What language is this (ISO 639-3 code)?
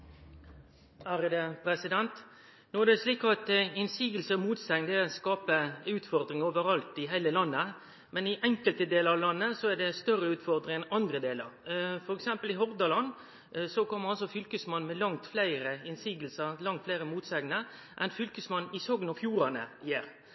nno